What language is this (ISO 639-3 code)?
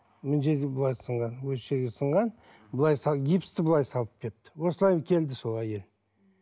kaz